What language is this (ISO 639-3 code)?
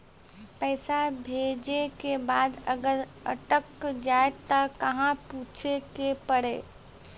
mai